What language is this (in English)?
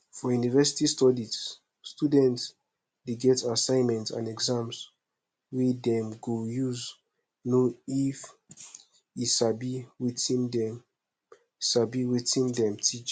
Nigerian Pidgin